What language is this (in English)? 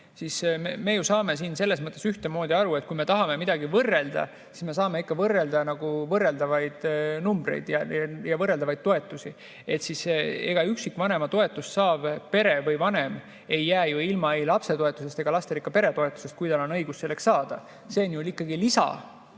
Estonian